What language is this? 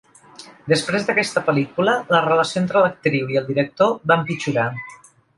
Catalan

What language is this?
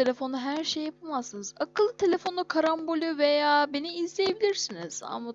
Turkish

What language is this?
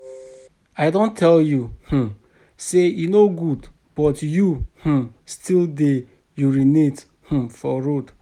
Nigerian Pidgin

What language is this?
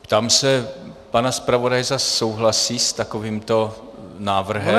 Czech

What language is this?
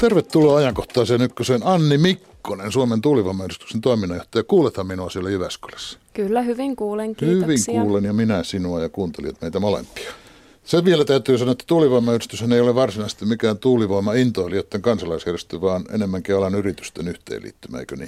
Finnish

